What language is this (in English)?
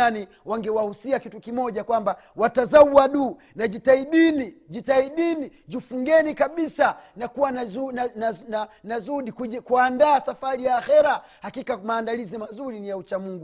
Swahili